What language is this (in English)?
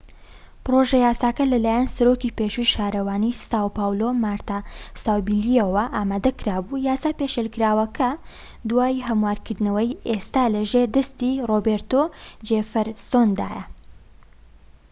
Central Kurdish